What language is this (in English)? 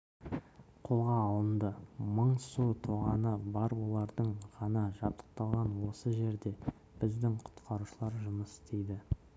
Kazakh